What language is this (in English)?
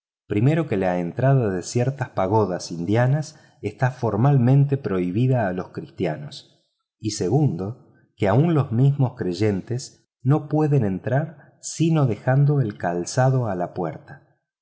Spanish